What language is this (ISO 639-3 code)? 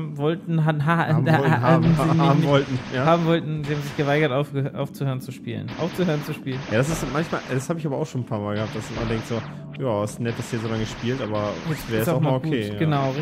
deu